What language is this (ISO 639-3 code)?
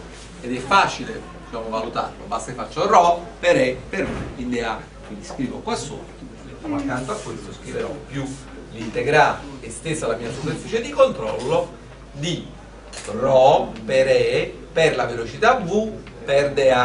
ita